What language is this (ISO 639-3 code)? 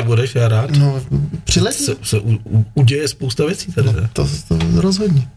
ces